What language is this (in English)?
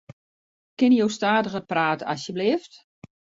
Western Frisian